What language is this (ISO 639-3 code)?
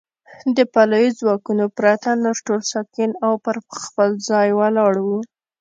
pus